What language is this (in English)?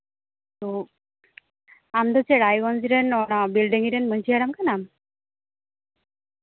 Santali